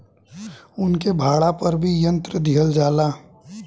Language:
Bhojpuri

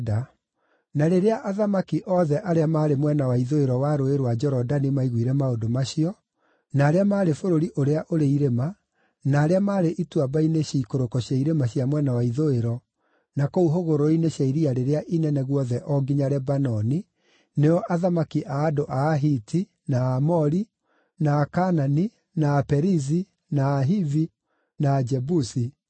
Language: Kikuyu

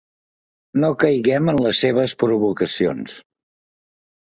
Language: Catalan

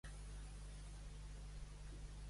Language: Catalan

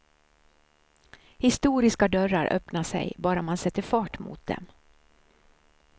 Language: Swedish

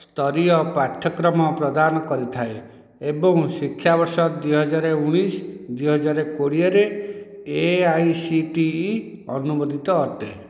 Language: Odia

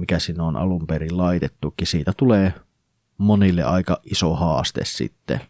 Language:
Finnish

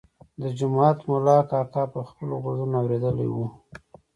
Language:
Pashto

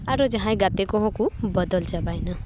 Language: Santali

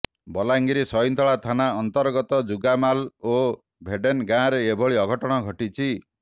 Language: Odia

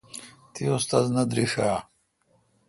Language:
Kalkoti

